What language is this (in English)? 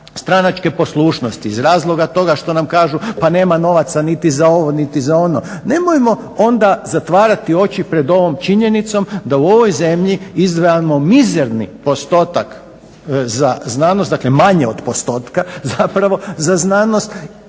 Croatian